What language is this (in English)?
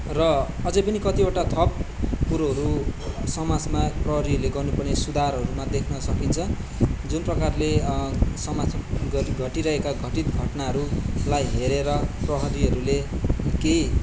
Nepali